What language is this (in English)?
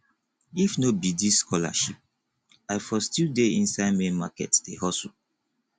Nigerian Pidgin